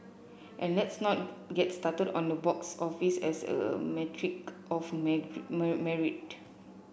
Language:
English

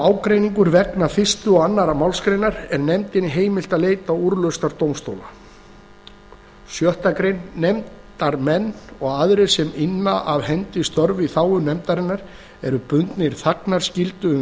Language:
Icelandic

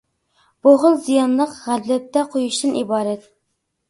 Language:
Uyghur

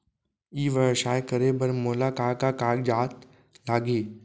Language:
Chhattisgarhi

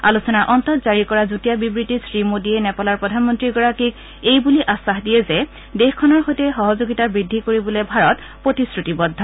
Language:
Assamese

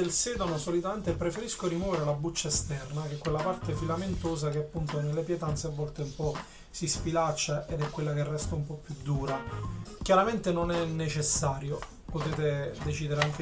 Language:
Italian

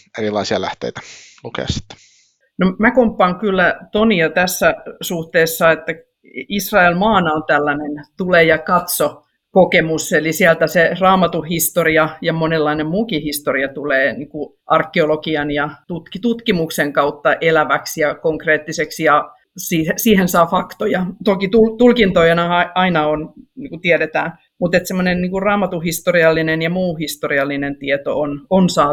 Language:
Finnish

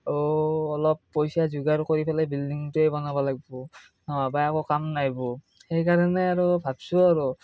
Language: Assamese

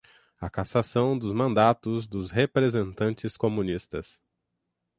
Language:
Portuguese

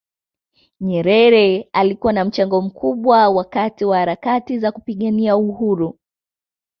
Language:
Swahili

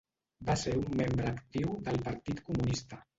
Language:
Catalan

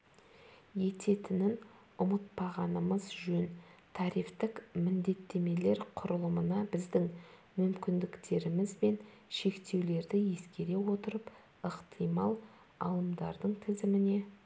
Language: Kazakh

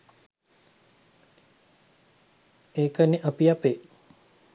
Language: Sinhala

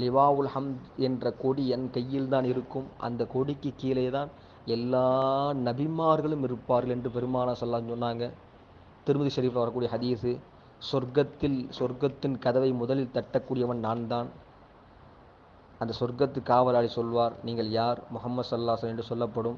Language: Tamil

